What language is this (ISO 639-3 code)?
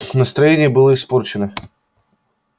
rus